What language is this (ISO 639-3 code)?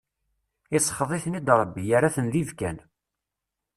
kab